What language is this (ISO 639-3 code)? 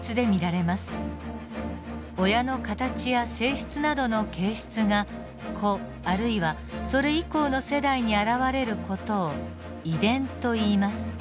jpn